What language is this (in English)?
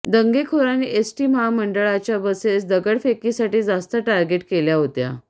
Marathi